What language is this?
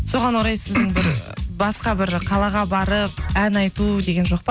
Kazakh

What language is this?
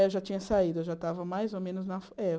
Portuguese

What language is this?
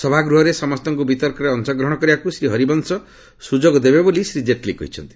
Odia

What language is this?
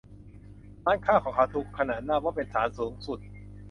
Thai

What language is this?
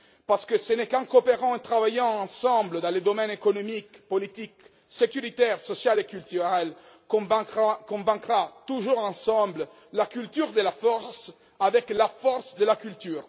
French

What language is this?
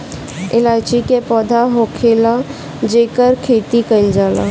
Bhojpuri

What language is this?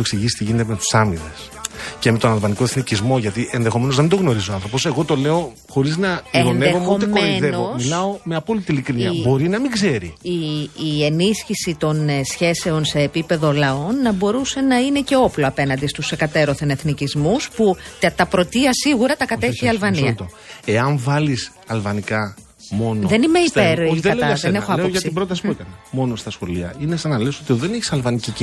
Greek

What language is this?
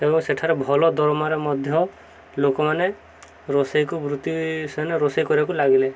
Odia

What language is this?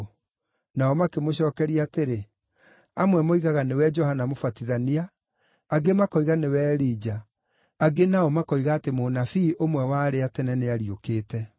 Kikuyu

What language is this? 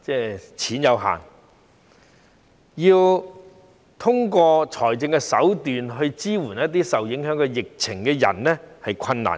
Cantonese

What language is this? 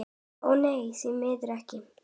Icelandic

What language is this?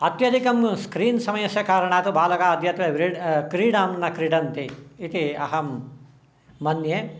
Sanskrit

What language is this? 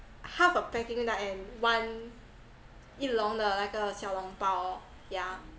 English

